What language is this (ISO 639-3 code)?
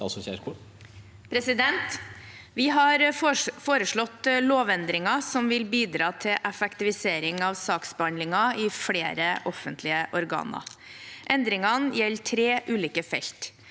nor